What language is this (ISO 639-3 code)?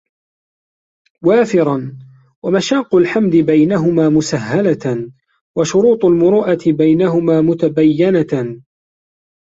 ara